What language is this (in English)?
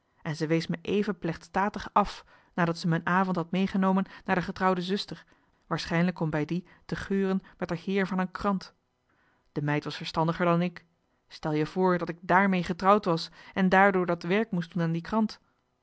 Dutch